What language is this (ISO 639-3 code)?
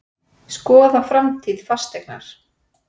isl